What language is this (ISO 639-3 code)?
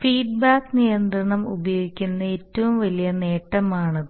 mal